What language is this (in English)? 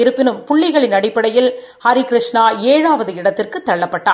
Tamil